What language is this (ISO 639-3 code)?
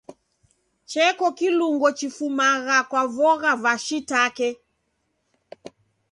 dav